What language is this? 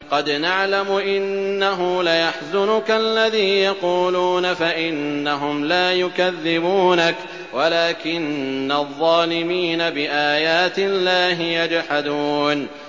Arabic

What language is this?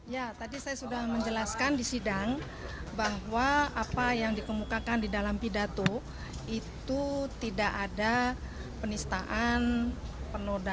Indonesian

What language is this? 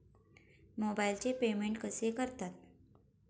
Marathi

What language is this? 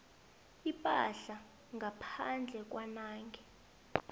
South Ndebele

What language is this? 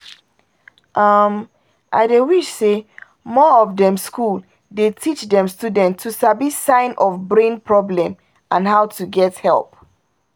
Nigerian Pidgin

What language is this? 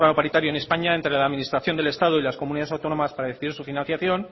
Spanish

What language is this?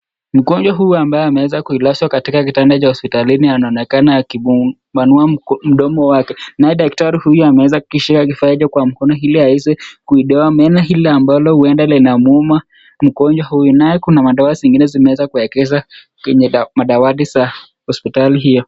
Swahili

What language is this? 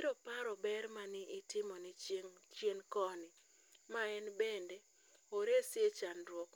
Luo (Kenya and Tanzania)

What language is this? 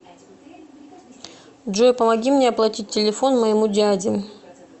Russian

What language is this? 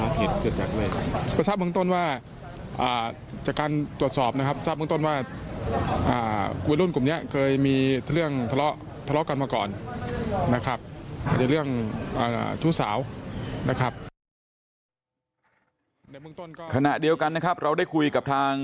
Thai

